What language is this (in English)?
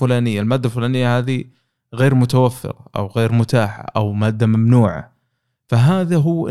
Arabic